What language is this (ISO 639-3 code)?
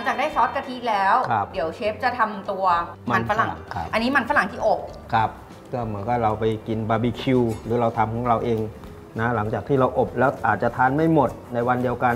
tha